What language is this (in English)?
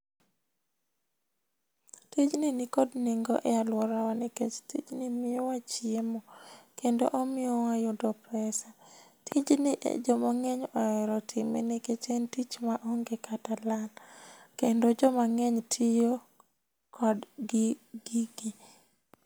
Luo (Kenya and Tanzania)